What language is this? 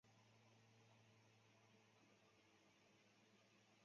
Chinese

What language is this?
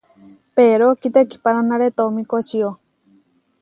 Huarijio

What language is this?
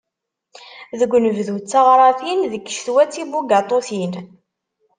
Kabyle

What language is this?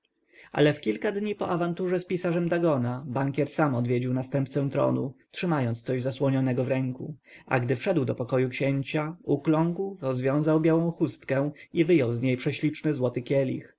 Polish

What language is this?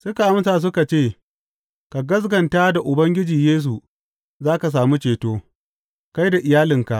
Hausa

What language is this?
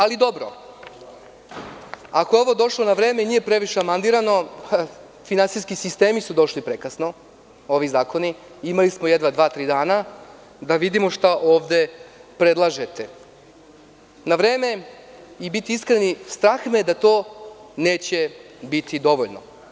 Serbian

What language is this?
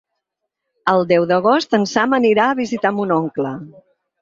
Catalan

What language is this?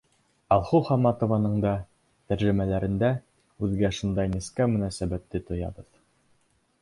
Bashkir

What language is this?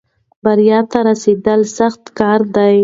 Pashto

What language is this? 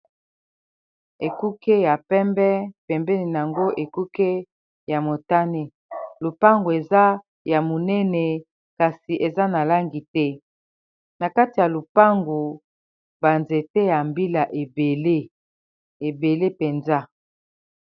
Lingala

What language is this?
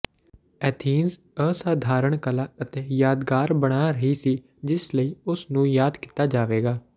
Punjabi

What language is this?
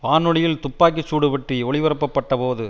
Tamil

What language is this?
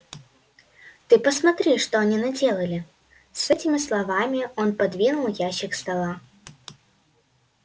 Russian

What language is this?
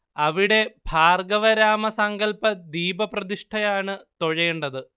Malayalam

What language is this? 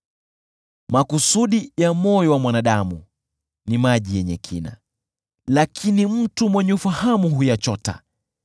Swahili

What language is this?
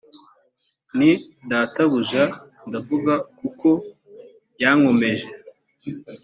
Kinyarwanda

